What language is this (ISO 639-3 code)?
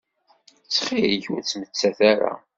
kab